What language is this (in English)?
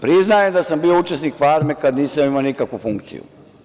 Serbian